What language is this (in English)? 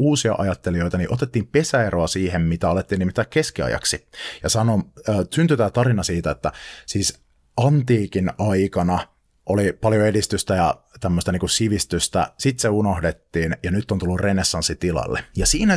Finnish